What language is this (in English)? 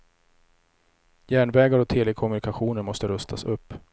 Swedish